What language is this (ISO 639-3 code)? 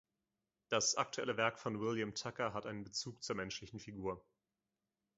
deu